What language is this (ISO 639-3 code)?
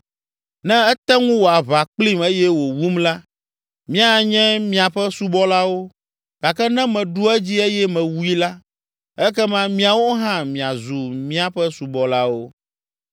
ewe